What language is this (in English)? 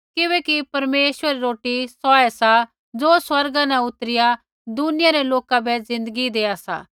Kullu Pahari